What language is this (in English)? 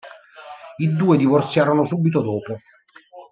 Italian